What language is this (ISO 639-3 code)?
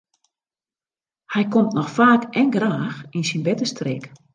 fry